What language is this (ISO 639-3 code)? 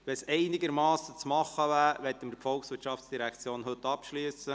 gsw